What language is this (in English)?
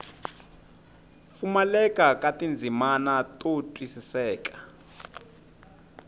Tsonga